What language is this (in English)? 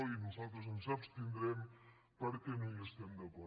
Catalan